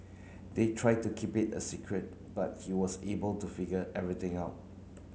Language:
English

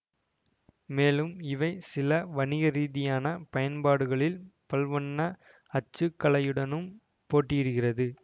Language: Tamil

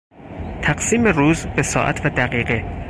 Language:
Persian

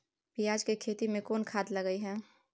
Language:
Maithili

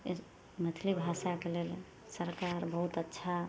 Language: Maithili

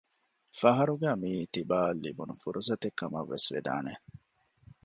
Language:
Divehi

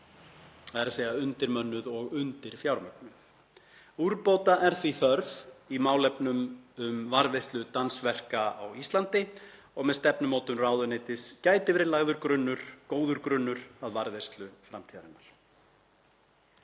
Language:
Icelandic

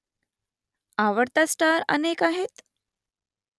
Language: Marathi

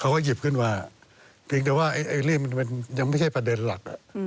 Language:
Thai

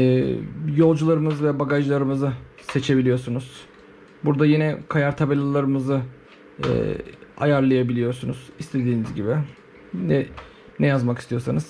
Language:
Turkish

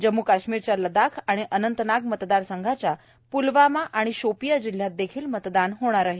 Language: Marathi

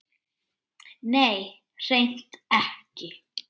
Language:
Icelandic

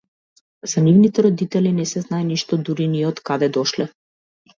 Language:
Macedonian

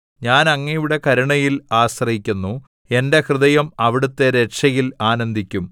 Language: Malayalam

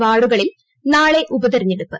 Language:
Malayalam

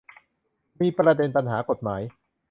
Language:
Thai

